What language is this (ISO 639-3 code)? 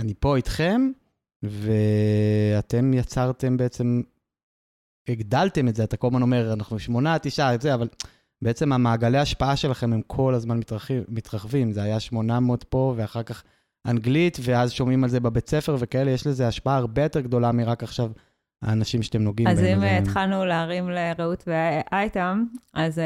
heb